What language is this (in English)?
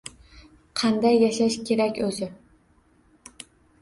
Uzbek